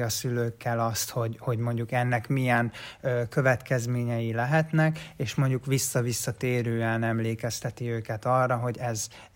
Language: Hungarian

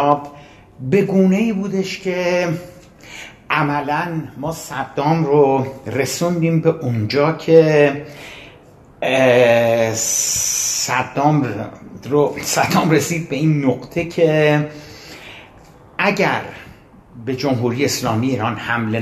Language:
Persian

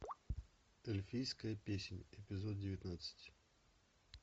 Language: Russian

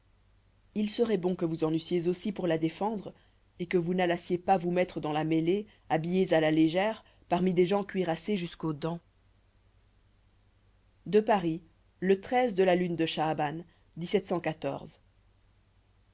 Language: French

